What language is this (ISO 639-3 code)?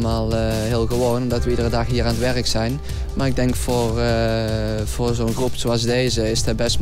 nld